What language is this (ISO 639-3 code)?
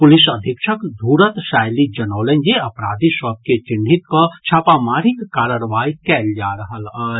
mai